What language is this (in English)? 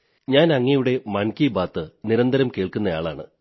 Malayalam